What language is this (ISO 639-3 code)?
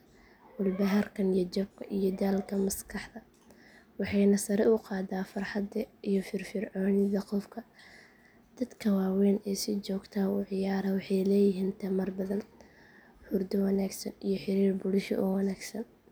som